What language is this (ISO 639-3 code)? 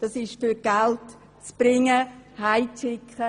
gsw